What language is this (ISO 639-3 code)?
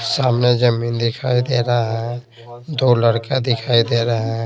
hin